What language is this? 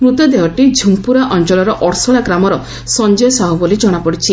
Odia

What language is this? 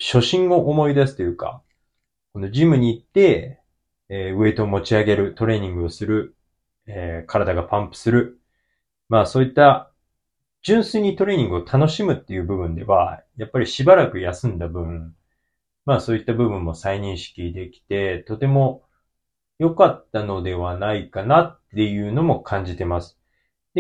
Japanese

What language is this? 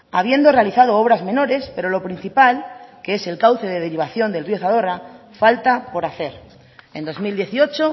Spanish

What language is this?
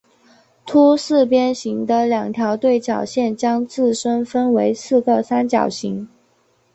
Chinese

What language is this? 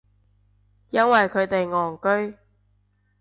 Cantonese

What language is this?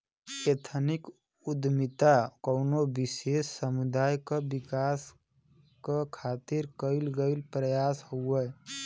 Bhojpuri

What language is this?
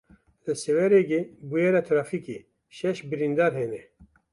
Kurdish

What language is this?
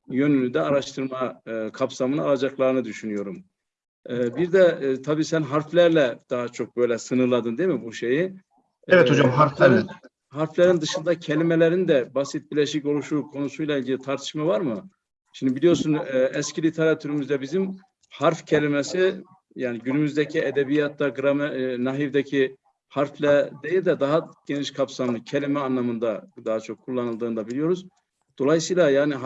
Turkish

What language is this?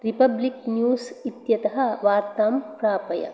Sanskrit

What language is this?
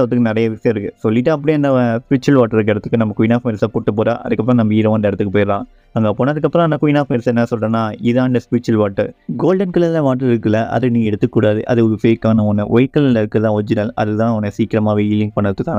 Tamil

